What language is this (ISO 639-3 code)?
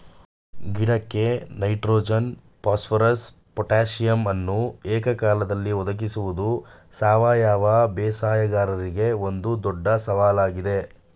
kan